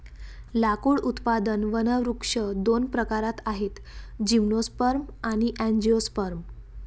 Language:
Marathi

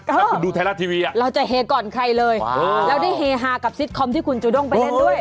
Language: Thai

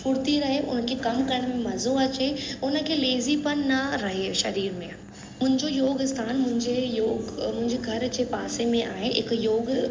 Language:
Sindhi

